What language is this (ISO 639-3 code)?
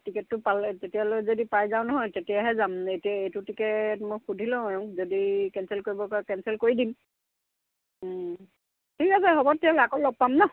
asm